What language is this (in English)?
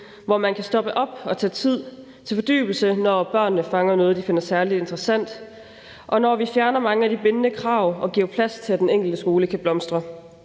Danish